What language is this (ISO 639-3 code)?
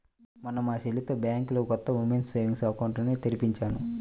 tel